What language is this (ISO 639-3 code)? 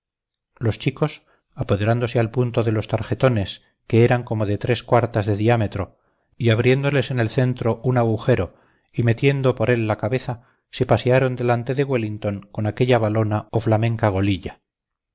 spa